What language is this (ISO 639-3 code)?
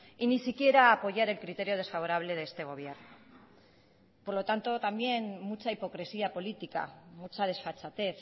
spa